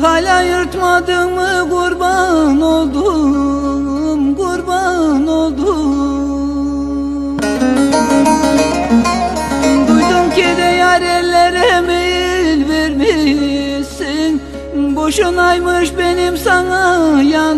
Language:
Turkish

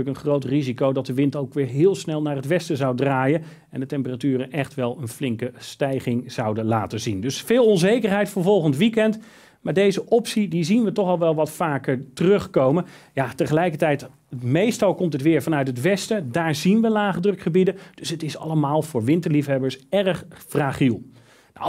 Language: Dutch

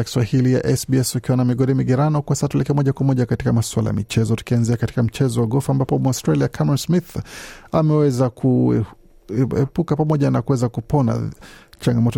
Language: Swahili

